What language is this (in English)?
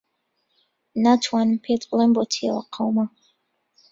Central Kurdish